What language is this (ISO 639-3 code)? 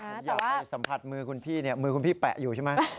tha